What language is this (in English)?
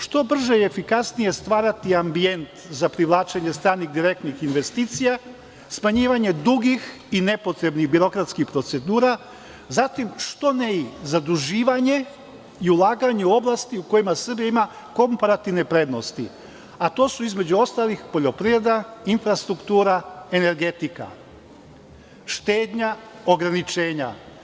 Serbian